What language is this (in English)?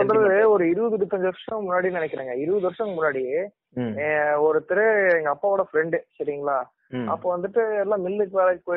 Tamil